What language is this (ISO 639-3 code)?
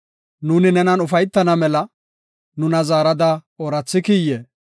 gof